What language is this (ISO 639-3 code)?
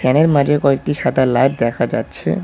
ben